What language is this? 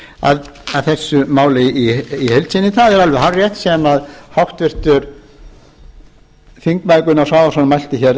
Icelandic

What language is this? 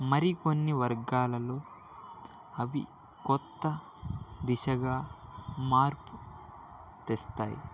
Telugu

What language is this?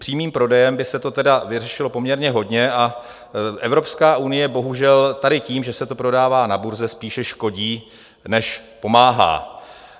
Czech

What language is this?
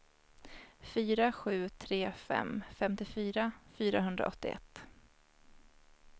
Swedish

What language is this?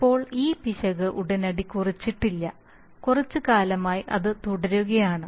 Malayalam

